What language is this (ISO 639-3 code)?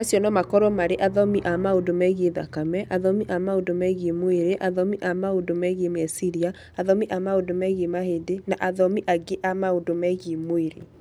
kik